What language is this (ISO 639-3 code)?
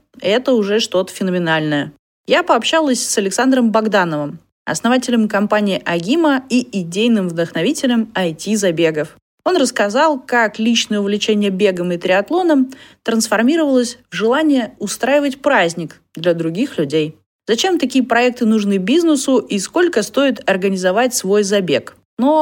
rus